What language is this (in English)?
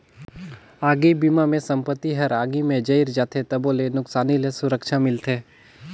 Chhattisgarhi